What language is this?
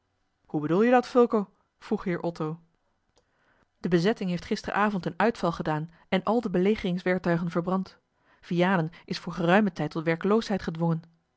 Dutch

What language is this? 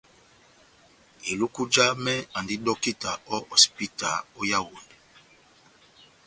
Batanga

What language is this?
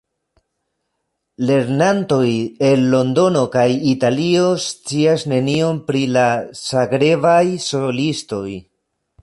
Esperanto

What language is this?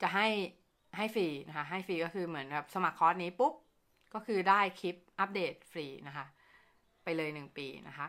Thai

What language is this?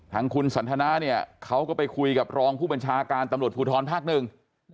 Thai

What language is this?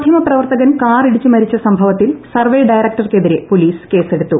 Malayalam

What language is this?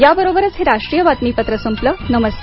Marathi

